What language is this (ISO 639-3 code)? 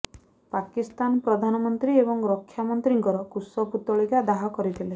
ori